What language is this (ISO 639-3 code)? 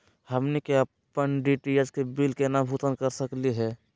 mag